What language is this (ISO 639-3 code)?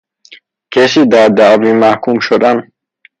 fas